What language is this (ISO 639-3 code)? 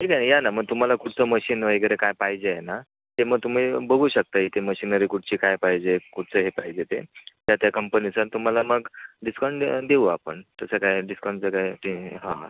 mar